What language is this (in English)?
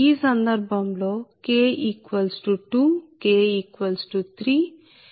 Telugu